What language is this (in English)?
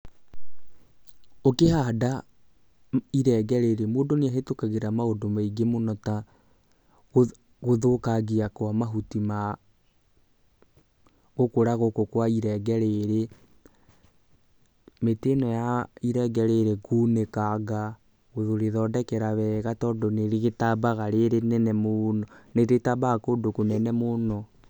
Kikuyu